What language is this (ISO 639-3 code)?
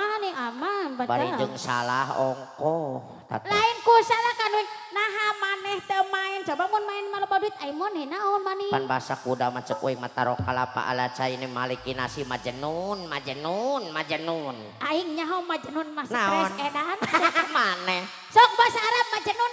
ind